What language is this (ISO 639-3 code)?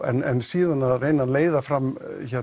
isl